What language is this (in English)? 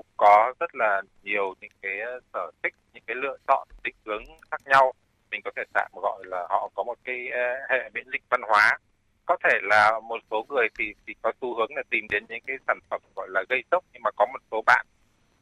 Vietnamese